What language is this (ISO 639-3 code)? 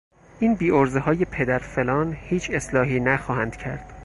fas